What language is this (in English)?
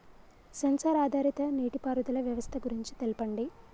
Telugu